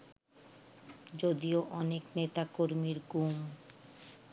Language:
Bangla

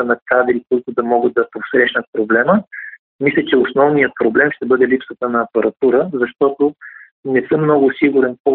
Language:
Bulgarian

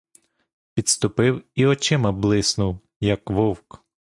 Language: Ukrainian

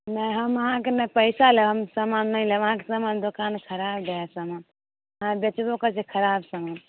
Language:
Maithili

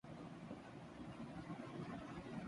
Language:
Urdu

